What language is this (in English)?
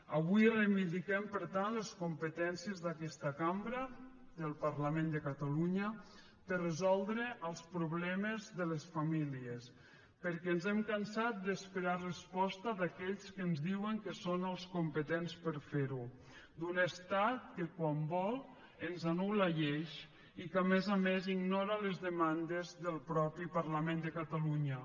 Catalan